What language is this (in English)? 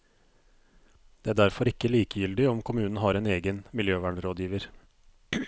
Norwegian